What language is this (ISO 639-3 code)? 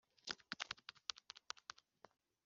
kin